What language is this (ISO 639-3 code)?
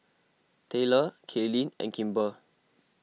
eng